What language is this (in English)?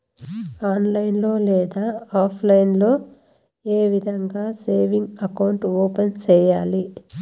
Telugu